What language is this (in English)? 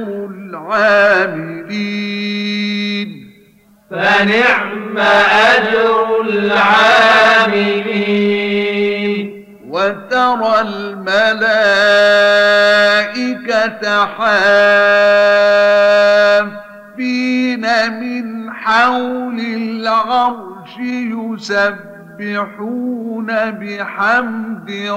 Arabic